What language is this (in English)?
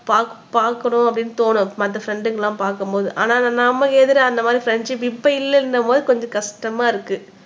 Tamil